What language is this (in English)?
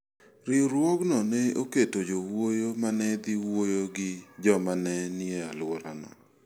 Luo (Kenya and Tanzania)